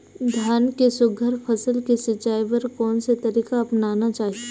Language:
Chhattisgarhi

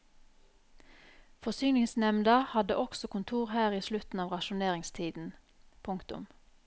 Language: Norwegian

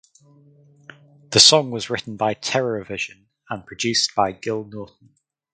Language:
English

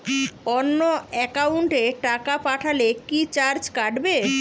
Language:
Bangla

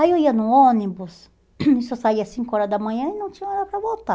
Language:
Portuguese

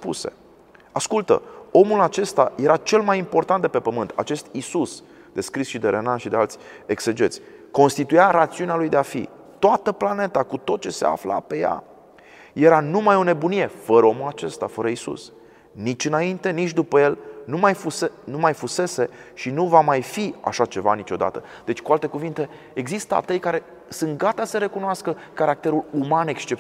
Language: Romanian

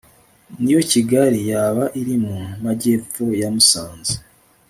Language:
Kinyarwanda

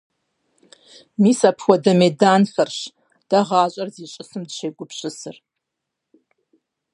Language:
Kabardian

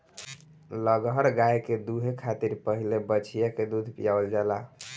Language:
Bhojpuri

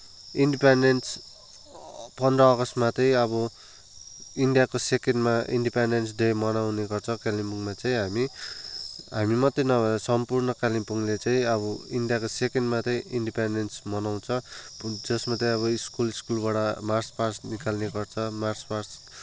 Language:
Nepali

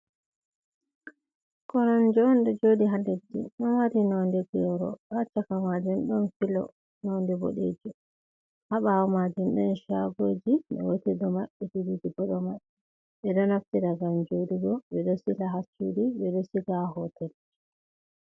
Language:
Fula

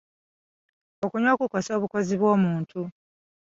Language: Ganda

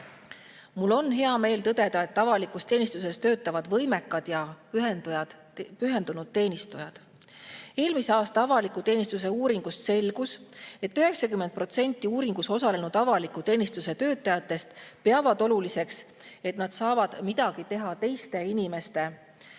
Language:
Estonian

